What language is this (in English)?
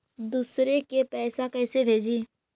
Magahi